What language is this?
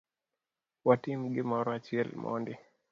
Luo (Kenya and Tanzania)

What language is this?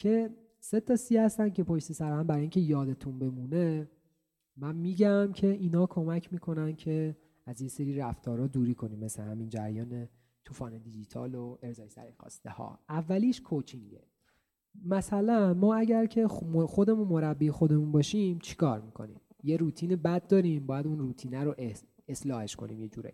Persian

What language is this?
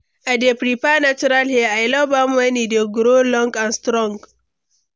Nigerian Pidgin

